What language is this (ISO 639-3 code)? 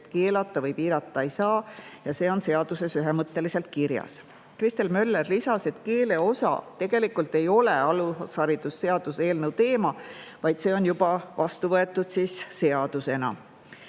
est